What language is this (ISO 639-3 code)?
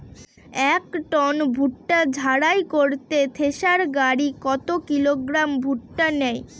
ben